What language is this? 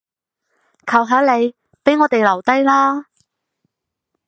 Cantonese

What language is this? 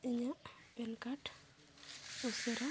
Santali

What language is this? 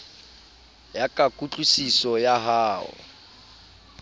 Southern Sotho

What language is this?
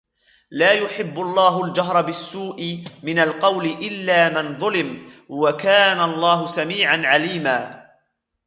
Arabic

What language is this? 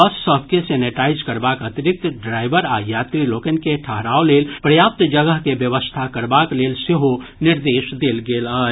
Maithili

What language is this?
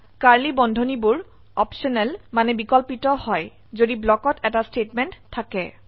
Assamese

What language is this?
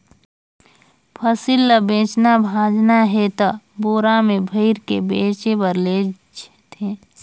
Chhattisgarhi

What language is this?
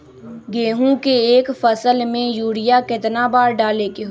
Magahi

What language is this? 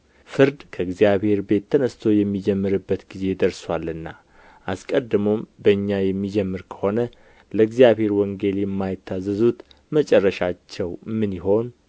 Amharic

